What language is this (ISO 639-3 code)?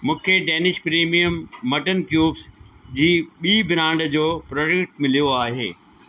snd